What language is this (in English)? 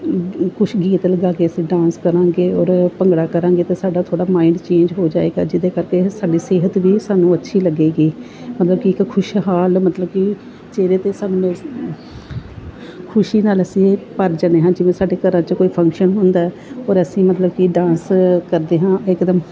Punjabi